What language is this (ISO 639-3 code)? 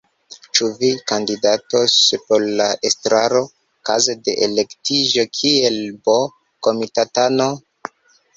epo